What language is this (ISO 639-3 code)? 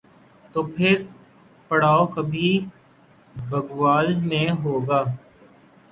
urd